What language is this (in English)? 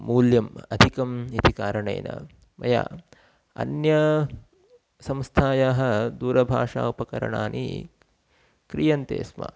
Sanskrit